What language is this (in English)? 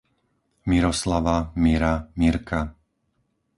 Slovak